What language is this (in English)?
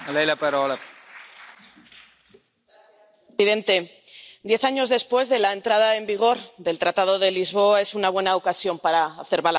Spanish